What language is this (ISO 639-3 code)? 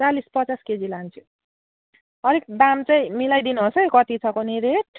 nep